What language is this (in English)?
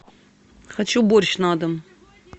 Russian